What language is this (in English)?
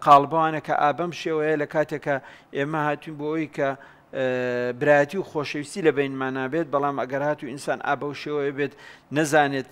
Arabic